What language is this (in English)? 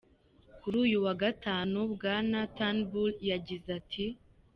Kinyarwanda